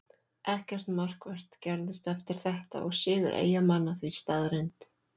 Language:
Icelandic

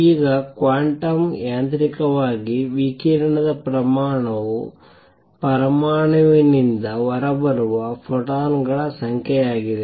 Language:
Kannada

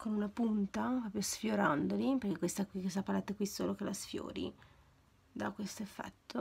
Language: Italian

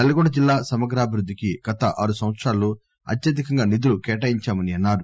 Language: Telugu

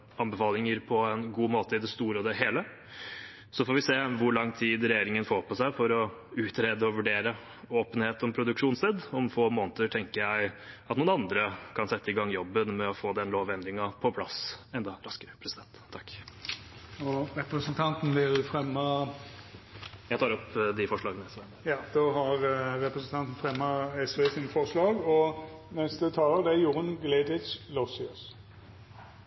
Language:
Norwegian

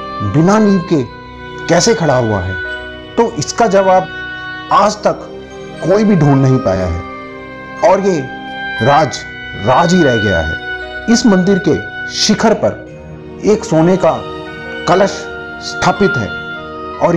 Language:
Hindi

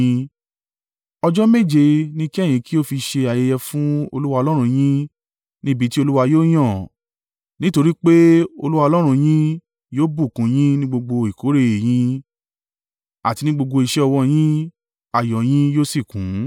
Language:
Yoruba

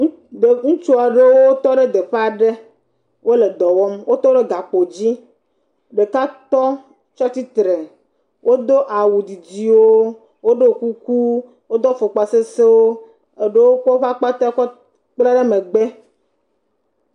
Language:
Ewe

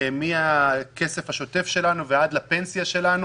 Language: Hebrew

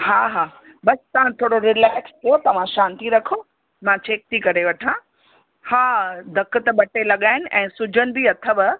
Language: Sindhi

